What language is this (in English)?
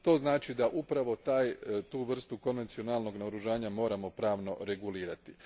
Croatian